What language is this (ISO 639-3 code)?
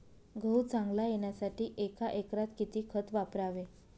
mar